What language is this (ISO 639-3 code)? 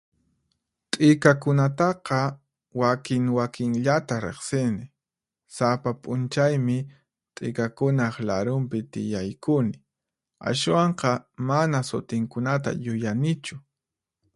qxp